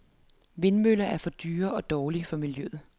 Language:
Danish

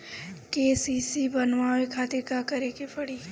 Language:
Bhojpuri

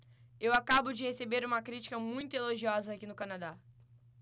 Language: Portuguese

